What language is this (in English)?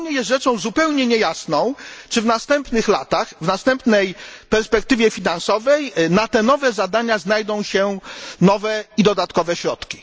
Polish